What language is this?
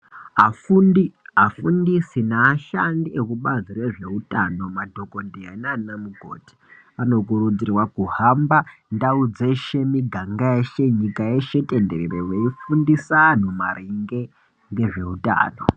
Ndau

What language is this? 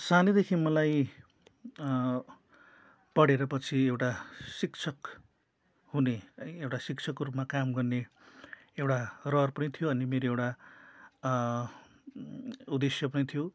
Nepali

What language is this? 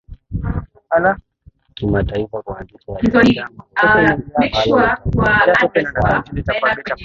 Swahili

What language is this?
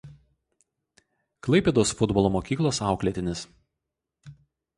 Lithuanian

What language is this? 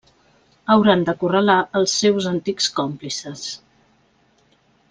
Catalan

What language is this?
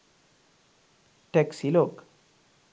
Sinhala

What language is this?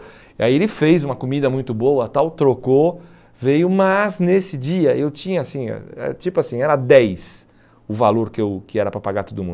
Portuguese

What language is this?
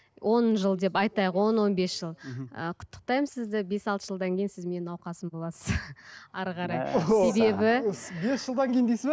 Kazakh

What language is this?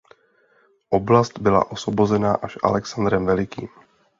Czech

